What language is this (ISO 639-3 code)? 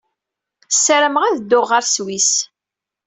kab